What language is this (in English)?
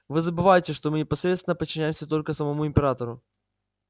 Russian